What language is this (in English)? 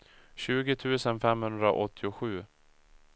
Swedish